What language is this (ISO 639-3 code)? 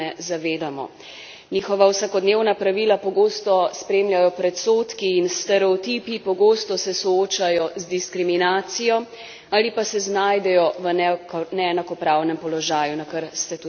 slv